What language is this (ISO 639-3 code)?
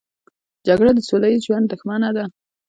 pus